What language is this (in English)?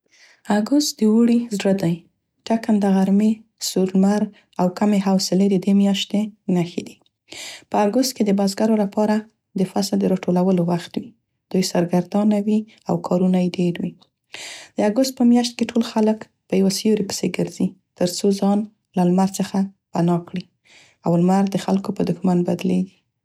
Central Pashto